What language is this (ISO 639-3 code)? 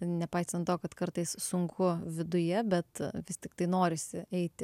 lit